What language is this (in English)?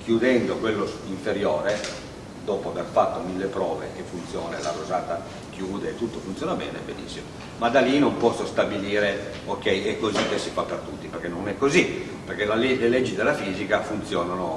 Italian